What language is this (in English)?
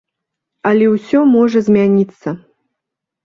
Belarusian